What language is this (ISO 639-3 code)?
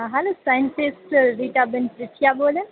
guj